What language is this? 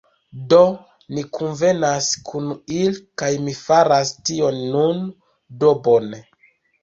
Esperanto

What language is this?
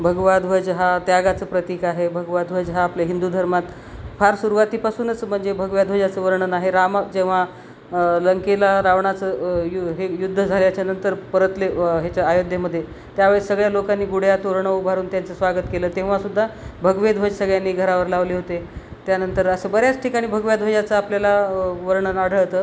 Marathi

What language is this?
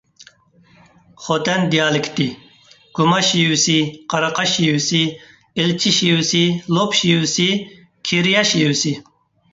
Uyghur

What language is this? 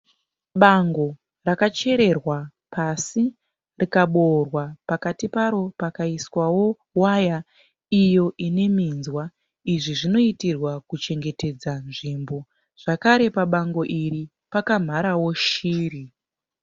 Shona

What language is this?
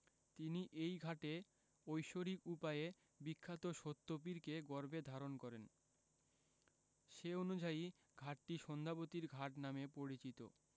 Bangla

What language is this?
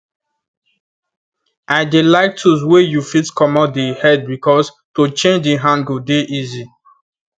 Nigerian Pidgin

